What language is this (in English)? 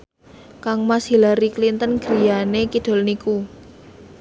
Javanese